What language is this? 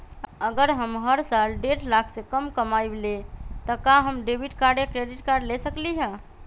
Magahi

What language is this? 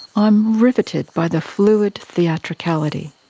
English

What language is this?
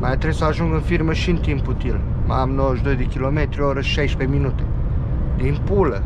Romanian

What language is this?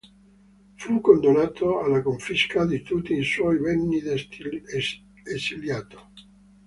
Italian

